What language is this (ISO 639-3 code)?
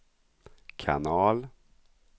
swe